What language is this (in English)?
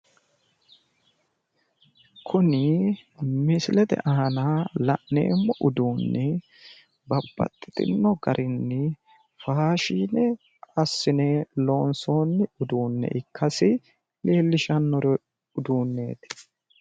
Sidamo